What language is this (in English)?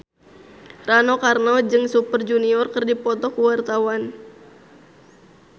Sundanese